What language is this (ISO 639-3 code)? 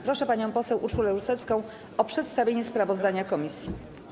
pol